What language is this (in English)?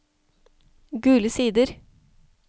Norwegian